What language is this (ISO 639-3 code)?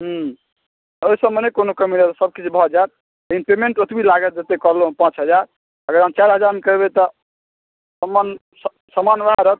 mai